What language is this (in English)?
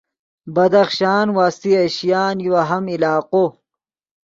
Yidgha